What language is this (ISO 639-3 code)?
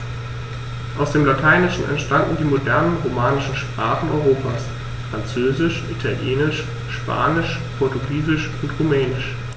deu